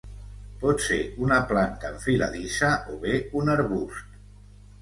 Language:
Catalan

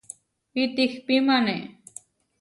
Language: Huarijio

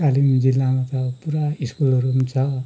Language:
Nepali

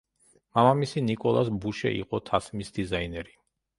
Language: Georgian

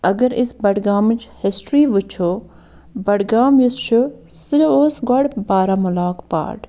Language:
Kashmiri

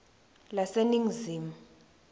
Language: Swati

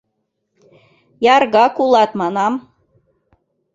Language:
Mari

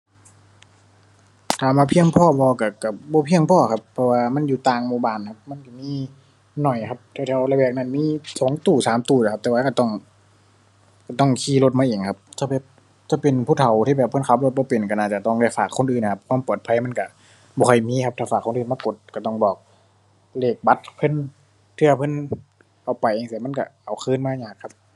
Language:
Thai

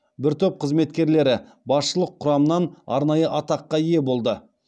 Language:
Kazakh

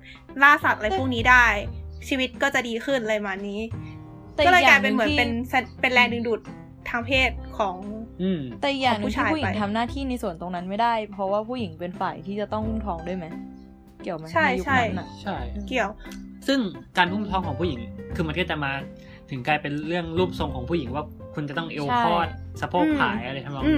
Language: Thai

